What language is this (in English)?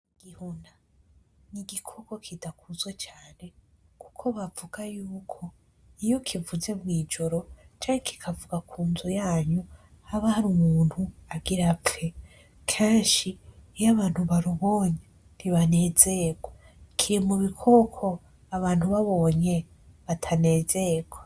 Rundi